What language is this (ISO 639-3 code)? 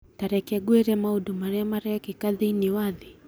kik